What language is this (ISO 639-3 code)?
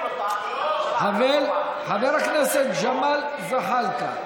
heb